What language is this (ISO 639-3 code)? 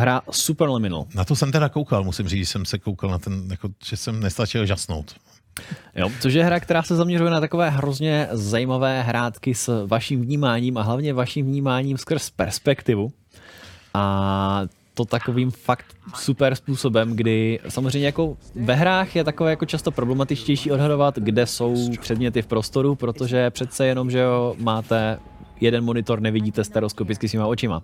ces